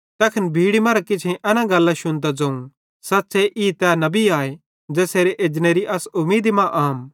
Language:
Bhadrawahi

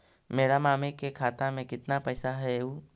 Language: Magahi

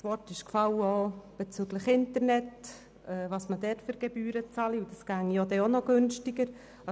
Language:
Swiss German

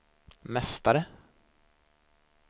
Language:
Swedish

